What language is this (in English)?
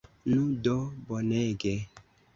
Esperanto